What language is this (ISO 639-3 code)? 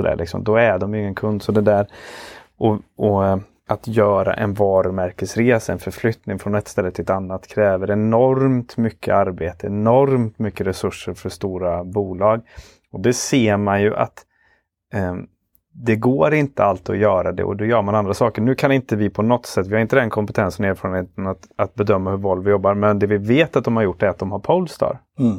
swe